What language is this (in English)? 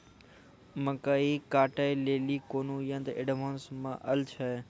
Maithili